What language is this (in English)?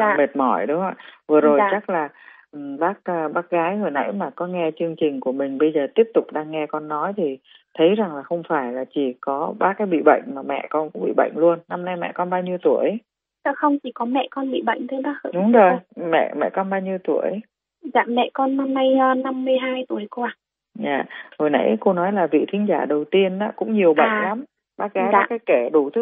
Vietnamese